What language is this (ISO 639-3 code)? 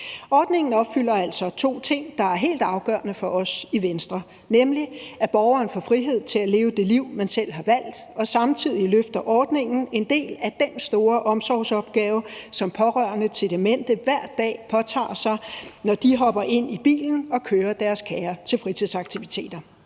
dan